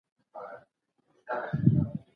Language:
Pashto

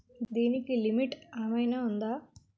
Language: Telugu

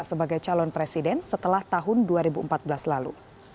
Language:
Indonesian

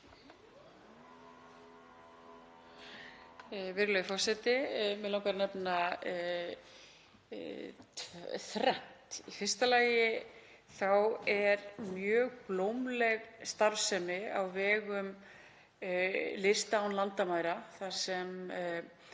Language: Icelandic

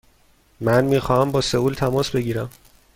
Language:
Persian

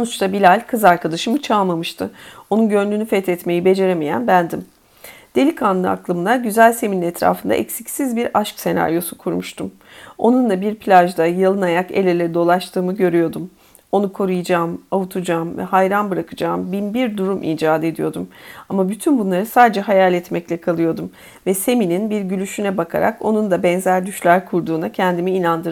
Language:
Turkish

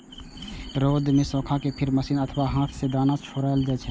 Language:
Maithili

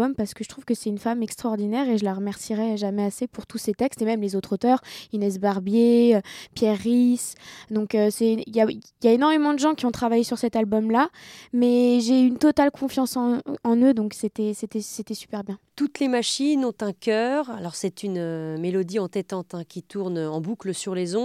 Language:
French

